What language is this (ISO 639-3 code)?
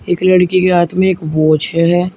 hin